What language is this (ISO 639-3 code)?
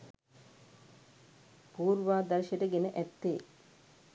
sin